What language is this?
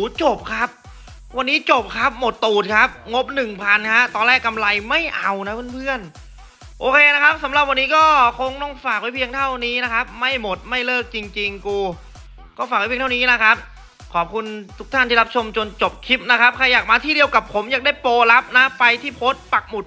Thai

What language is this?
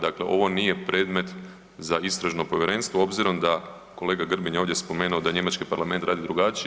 Croatian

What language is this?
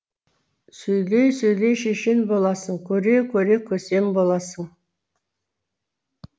Kazakh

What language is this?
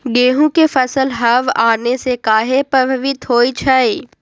Magahi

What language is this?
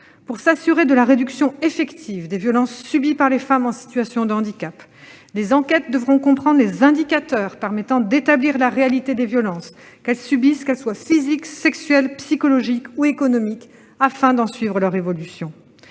French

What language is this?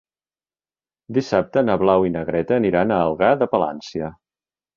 Catalan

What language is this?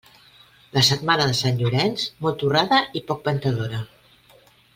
Catalan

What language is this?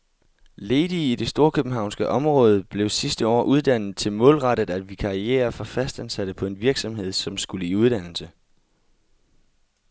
Danish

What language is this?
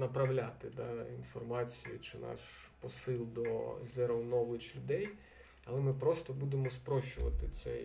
Ukrainian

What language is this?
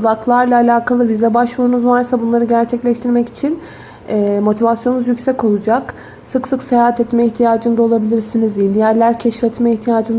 Turkish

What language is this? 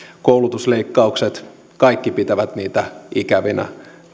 Finnish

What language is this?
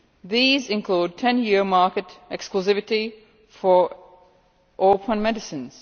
English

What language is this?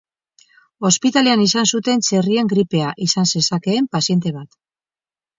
Basque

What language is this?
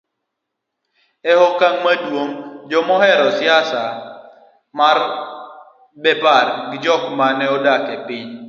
Luo (Kenya and Tanzania)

